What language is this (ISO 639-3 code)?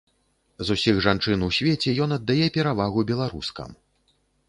bel